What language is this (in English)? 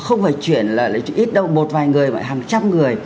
Vietnamese